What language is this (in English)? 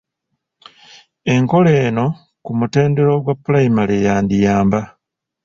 Ganda